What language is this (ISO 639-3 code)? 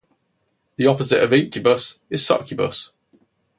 eng